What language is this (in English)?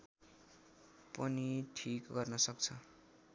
Nepali